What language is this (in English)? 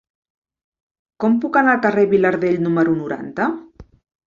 Catalan